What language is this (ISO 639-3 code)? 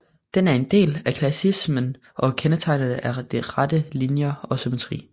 dan